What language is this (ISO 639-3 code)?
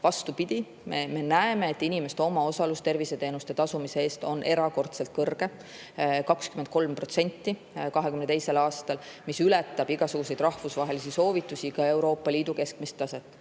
est